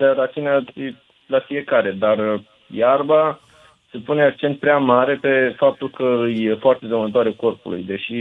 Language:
Romanian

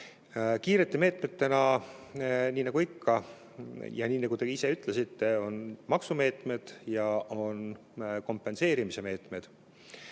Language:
Estonian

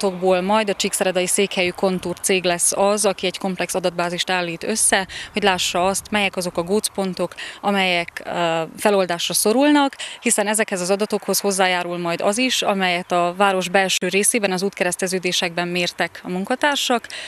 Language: Hungarian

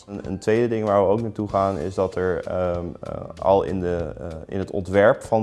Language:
Dutch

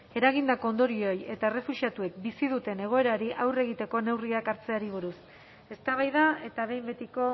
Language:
Basque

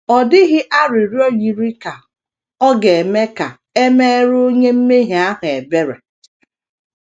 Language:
Igbo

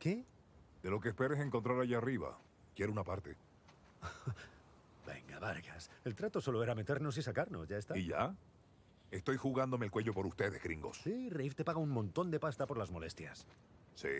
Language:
Spanish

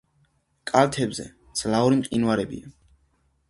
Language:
Georgian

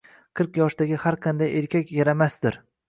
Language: Uzbek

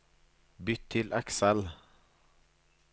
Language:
Norwegian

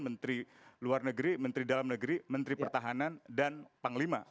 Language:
Indonesian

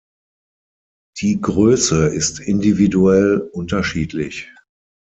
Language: German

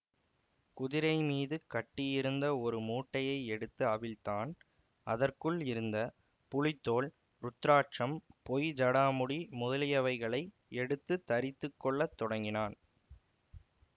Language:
Tamil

